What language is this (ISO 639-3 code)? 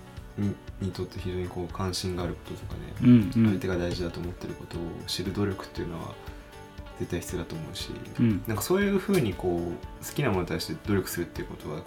jpn